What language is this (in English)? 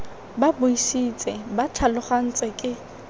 Tswana